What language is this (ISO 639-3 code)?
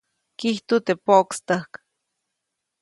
zoc